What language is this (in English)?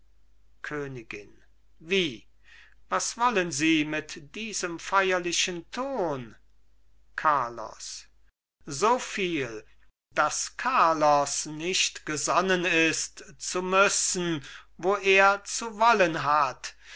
German